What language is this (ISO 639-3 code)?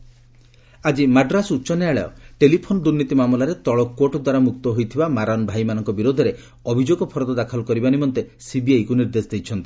ori